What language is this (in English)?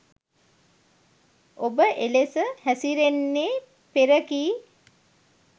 Sinhala